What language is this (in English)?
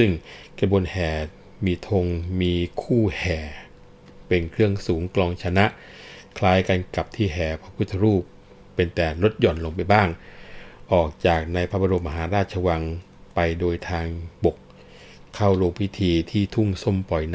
Thai